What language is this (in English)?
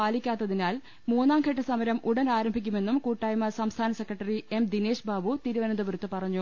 Malayalam